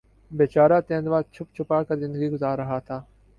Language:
Urdu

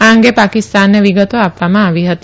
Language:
Gujarati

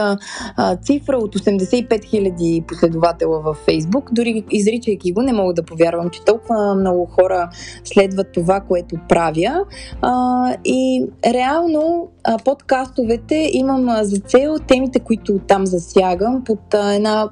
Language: Bulgarian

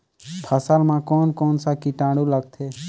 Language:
Chhattisgarhi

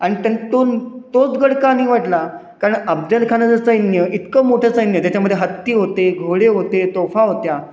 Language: Marathi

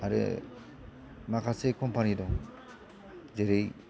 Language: Bodo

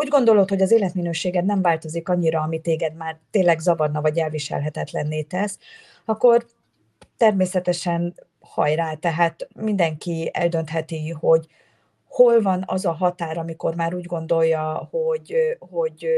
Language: Hungarian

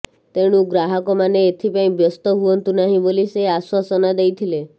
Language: Odia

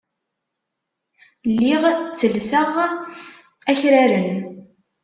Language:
Kabyle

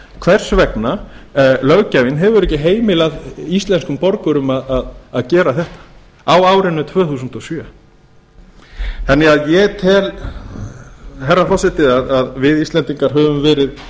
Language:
Icelandic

